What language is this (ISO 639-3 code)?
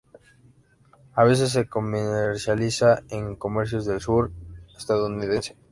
spa